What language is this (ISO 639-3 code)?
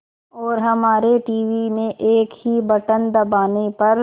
hin